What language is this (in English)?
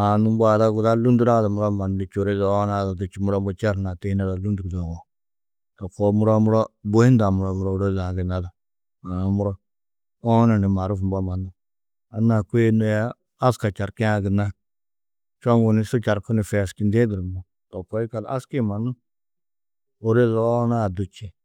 Tedaga